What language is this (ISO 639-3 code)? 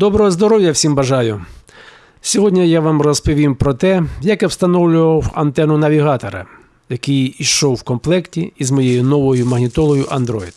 ukr